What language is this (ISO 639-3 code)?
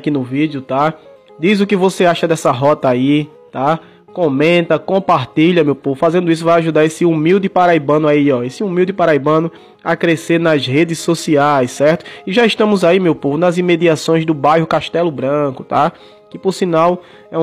por